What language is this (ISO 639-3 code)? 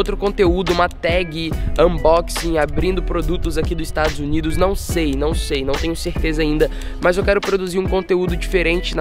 por